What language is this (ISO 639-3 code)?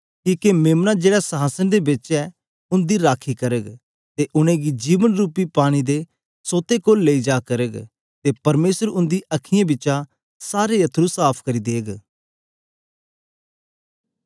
doi